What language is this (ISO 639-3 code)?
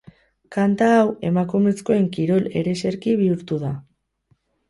eus